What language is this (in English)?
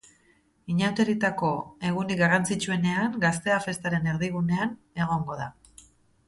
Basque